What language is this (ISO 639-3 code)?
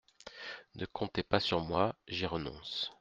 fra